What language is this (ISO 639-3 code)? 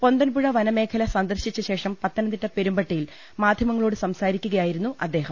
mal